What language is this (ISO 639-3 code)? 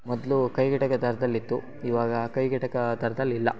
kan